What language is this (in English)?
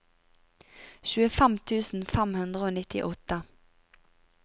Norwegian